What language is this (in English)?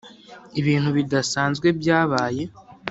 Kinyarwanda